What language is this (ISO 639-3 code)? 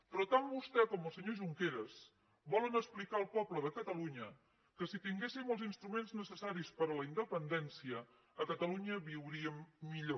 cat